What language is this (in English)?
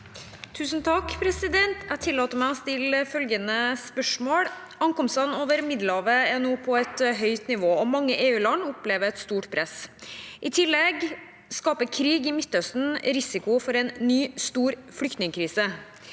Norwegian